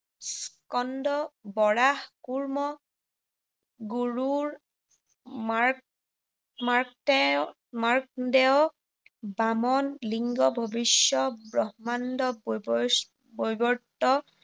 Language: Assamese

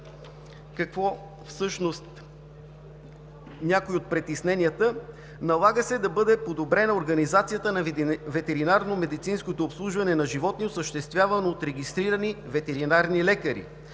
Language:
Bulgarian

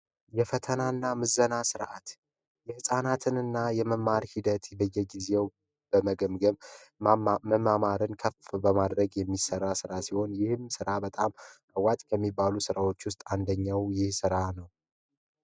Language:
Amharic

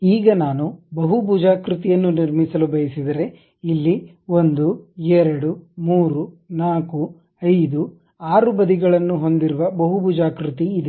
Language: Kannada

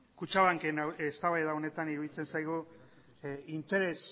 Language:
Basque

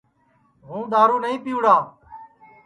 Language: Sansi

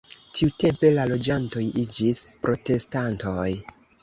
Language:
Esperanto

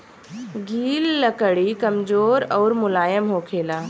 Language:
Bhojpuri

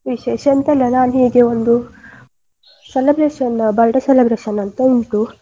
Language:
Kannada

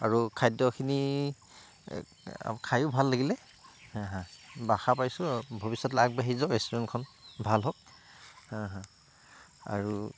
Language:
Assamese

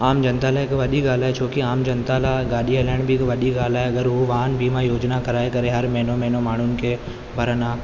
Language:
Sindhi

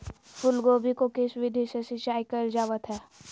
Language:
Magahi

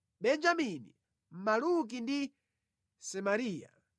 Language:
Nyanja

